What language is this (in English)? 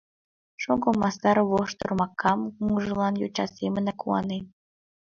Mari